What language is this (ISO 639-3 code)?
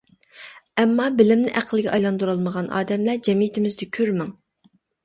uig